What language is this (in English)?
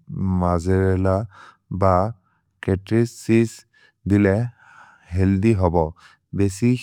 Maria (India)